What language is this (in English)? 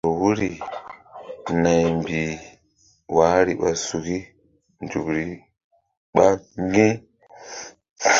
Mbum